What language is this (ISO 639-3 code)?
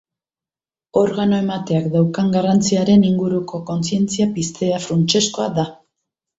eus